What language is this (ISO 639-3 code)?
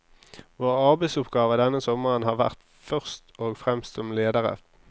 nor